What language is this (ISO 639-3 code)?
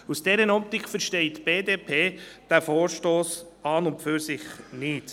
gsw